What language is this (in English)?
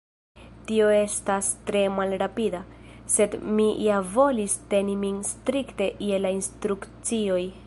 Esperanto